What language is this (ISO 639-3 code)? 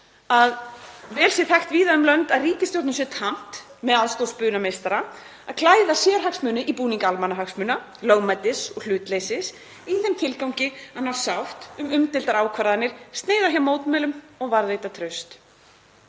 isl